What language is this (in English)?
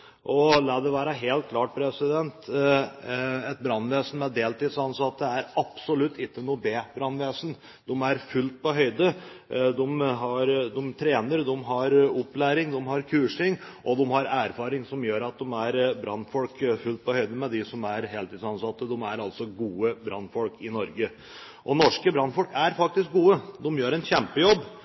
Norwegian Bokmål